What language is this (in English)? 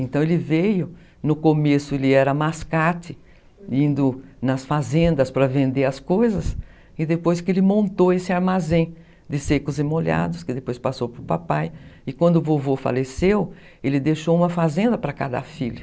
Portuguese